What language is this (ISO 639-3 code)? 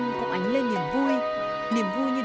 vie